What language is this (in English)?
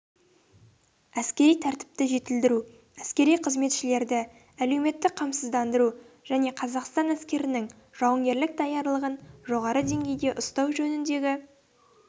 Kazakh